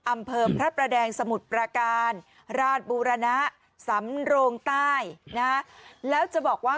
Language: Thai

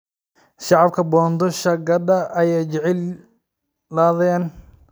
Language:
Somali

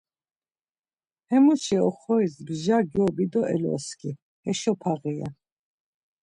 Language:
Laz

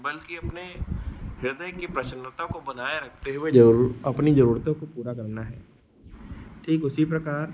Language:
Hindi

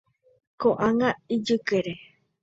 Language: Guarani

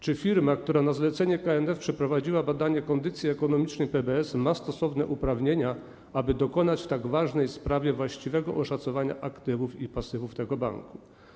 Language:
Polish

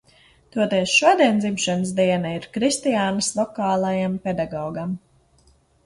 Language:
Latvian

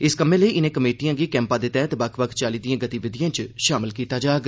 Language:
Dogri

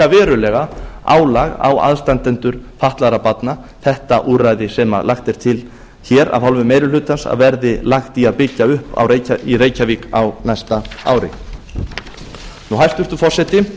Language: Icelandic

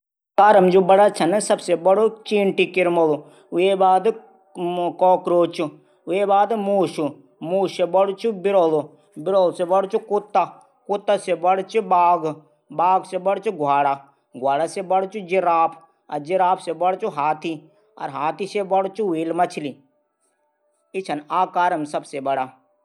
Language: Garhwali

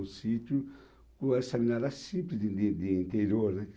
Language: Portuguese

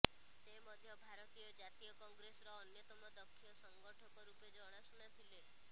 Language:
Odia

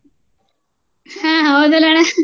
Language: Kannada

